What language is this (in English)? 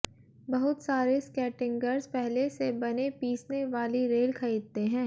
Hindi